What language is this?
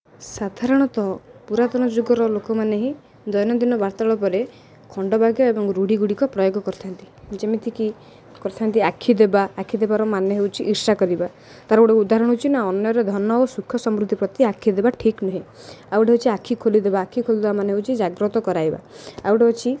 Odia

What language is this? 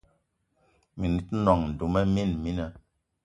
Eton (Cameroon)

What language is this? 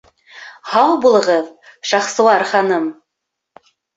Bashkir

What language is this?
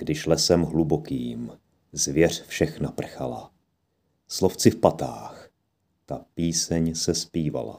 Czech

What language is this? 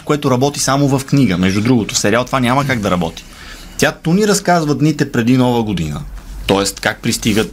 Bulgarian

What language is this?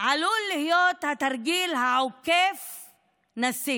Hebrew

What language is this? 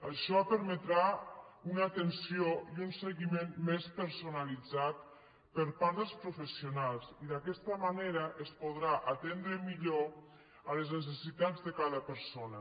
Catalan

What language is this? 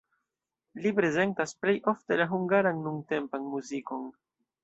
Esperanto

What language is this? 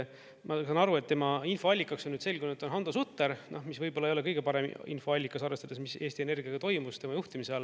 Estonian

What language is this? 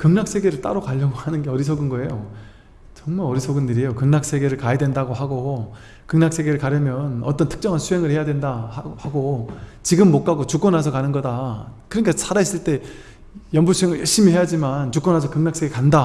Korean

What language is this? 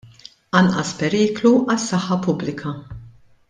Maltese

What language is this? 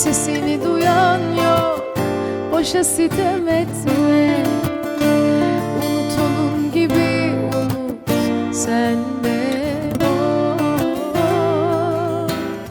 Turkish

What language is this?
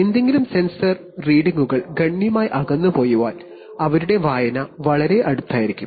Malayalam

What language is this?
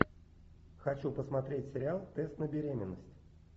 Russian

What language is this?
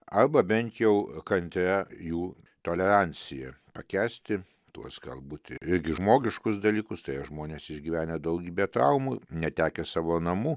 Lithuanian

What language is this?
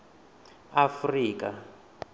Venda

